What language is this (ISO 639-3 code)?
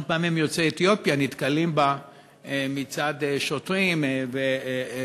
heb